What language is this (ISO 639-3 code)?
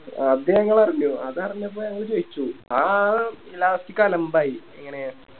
mal